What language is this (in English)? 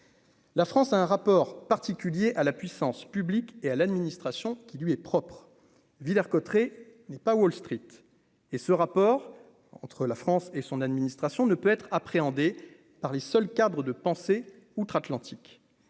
French